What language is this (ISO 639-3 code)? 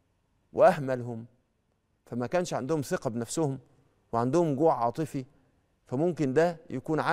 ara